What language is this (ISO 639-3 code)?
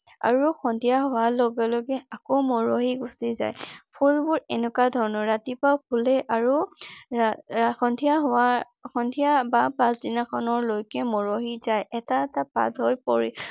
asm